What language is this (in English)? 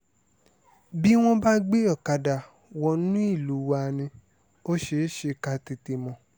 Yoruba